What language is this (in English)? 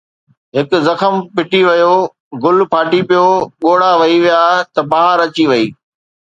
Sindhi